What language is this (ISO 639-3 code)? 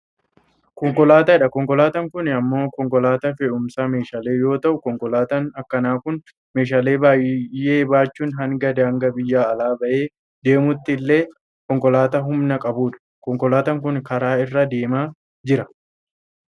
orm